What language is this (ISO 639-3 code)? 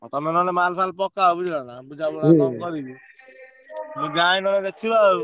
ori